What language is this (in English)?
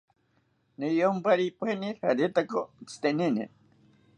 South Ucayali Ashéninka